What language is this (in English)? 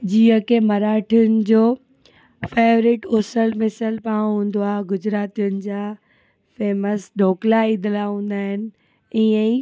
Sindhi